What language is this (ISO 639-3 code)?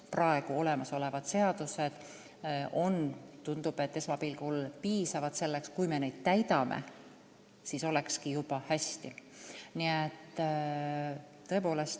est